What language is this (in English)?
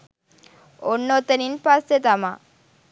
Sinhala